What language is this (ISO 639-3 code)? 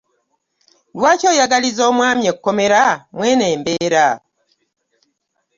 lug